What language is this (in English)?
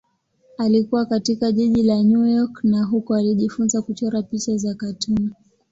Swahili